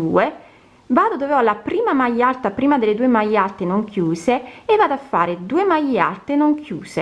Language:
Italian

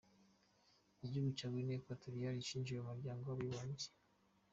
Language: Kinyarwanda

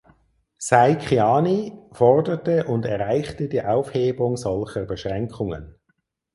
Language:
German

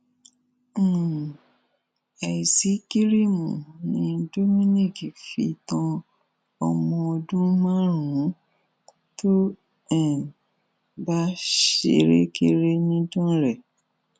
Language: Yoruba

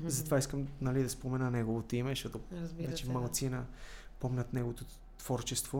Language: Bulgarian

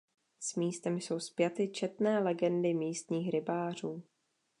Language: Czech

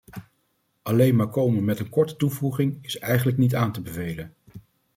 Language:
Dutch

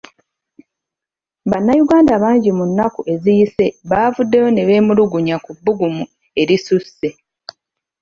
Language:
Ganda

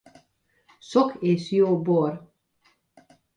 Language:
Hungarian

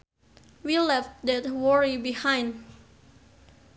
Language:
Sundanese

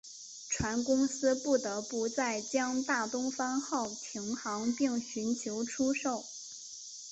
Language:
Chinese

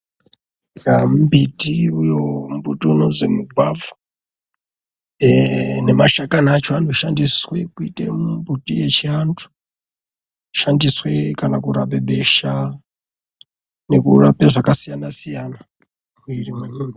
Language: Ndau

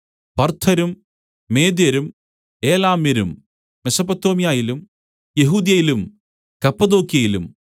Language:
Malayalam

